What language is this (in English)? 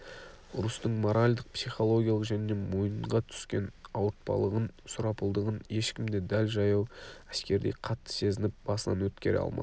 Kazakh